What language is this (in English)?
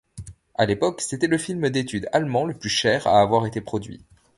French